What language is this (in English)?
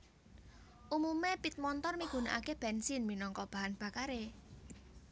Javanese